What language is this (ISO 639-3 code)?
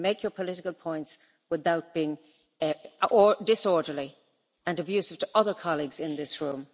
eng